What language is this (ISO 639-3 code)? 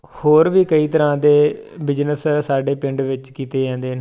pan